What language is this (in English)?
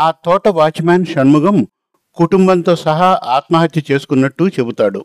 Telugu